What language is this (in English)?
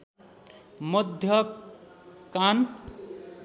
Nepali